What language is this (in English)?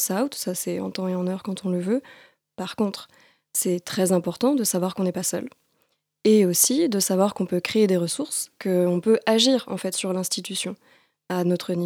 French